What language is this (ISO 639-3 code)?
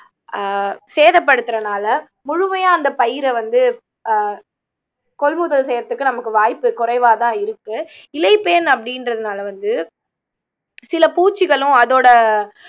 tam